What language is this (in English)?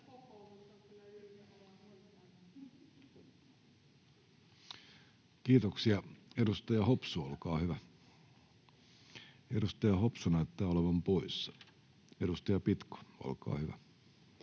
Finnish